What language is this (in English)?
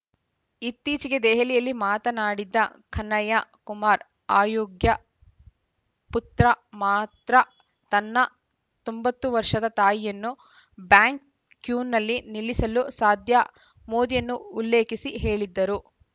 Kannada